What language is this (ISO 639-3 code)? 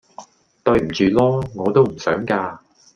yue